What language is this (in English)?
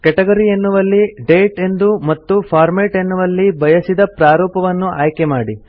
Kannada